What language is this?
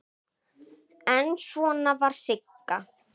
Icelandic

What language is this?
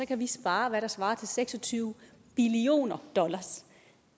Danish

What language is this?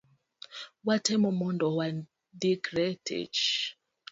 Luo (Kenya and Tanzania)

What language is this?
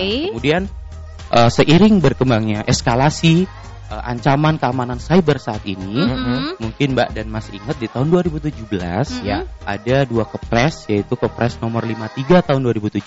Indonesian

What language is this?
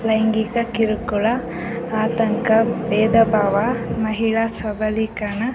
Kannada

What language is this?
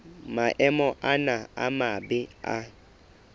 Southern Sotho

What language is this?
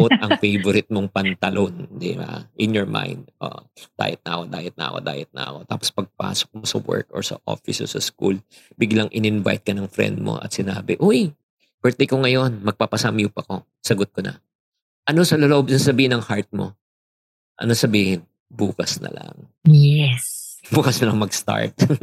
Filipino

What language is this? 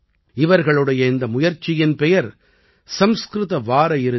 Tamil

